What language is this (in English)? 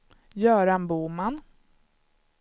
Swedish